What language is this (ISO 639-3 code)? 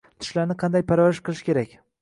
uzb